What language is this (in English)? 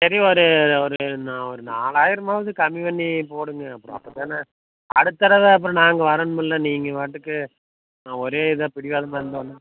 Tamil